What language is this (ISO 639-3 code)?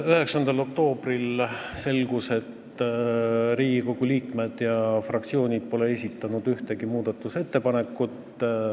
est